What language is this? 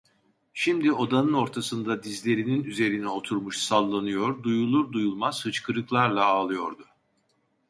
Turkish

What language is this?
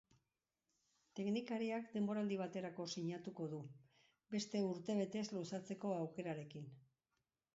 Basque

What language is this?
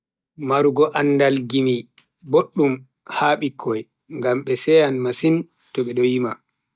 Bagirmi Fulfulde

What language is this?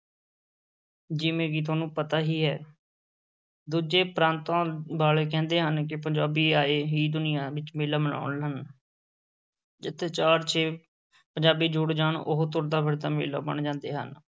Punjabi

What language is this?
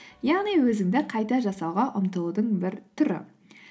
Kazakh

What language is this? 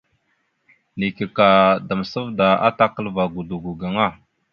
Mada (Cameroon)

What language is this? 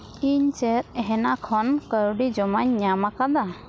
Santali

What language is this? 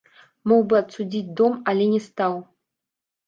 Belarusian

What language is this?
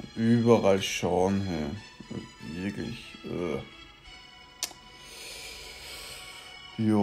German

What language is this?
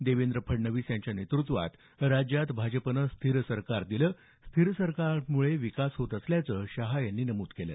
Marathi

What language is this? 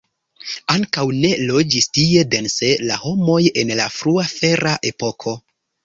Esperanto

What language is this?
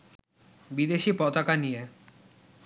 Bangla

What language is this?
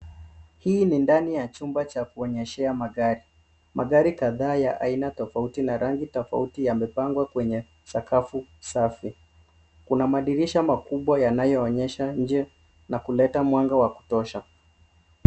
Swahili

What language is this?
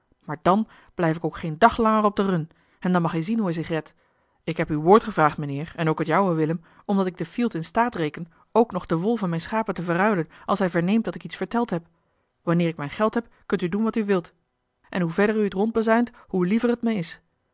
Dutch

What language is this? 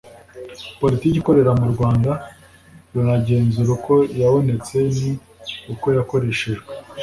Kinyarwanda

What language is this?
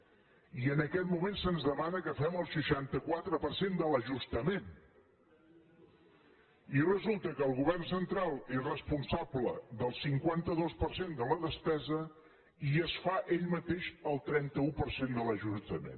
Catalan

